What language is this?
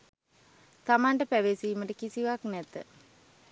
Sinhala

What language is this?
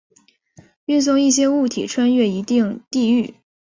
Chinese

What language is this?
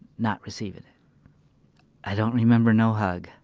English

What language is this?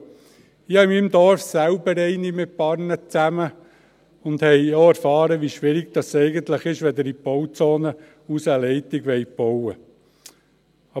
Swiss German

